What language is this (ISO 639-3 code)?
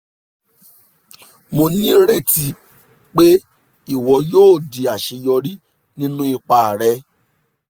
yor